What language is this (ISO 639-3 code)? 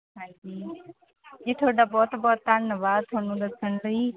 pan